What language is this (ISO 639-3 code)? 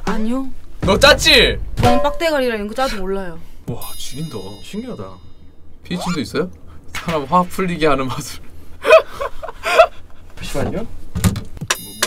kor